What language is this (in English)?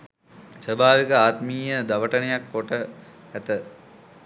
Sinhala